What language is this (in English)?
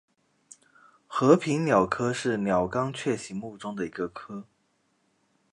Chinese